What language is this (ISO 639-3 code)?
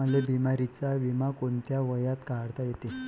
mar